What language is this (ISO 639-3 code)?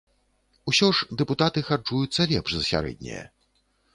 bel